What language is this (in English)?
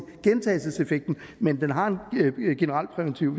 Danish